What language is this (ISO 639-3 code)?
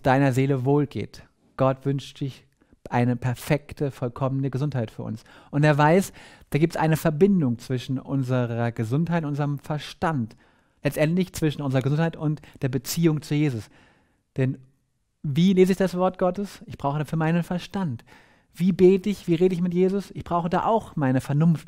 deu